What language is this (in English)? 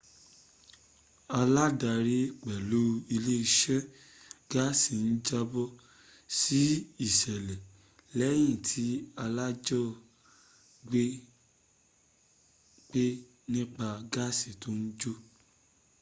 Yoruba